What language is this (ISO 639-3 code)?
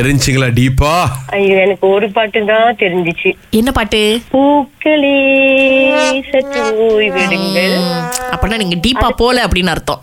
tam